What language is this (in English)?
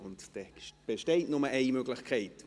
Swiss German